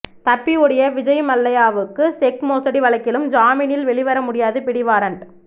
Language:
Tamil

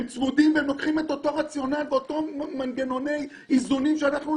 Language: Hebrew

